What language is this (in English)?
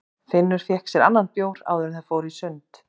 Icelandic